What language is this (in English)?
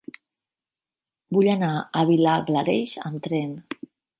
Catalan